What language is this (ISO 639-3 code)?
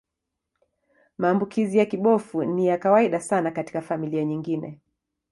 swa